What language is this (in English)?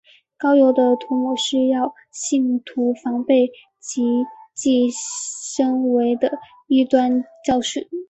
Chinese